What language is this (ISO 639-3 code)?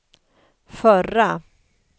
swe